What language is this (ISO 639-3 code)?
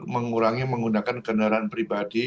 ind